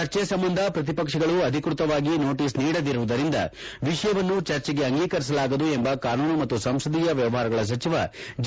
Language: Kannada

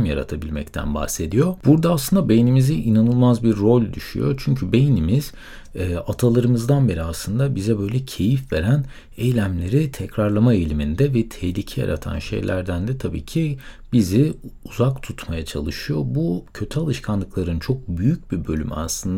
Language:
Turkish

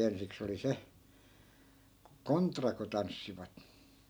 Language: Finnish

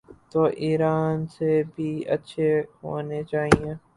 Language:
Urdu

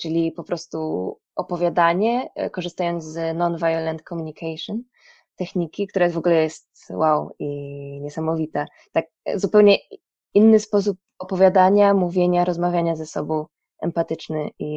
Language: Polish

